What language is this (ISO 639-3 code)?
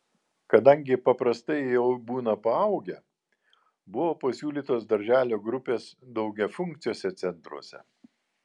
lit